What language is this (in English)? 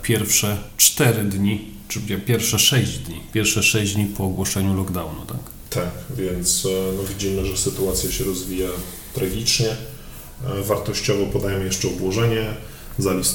Polish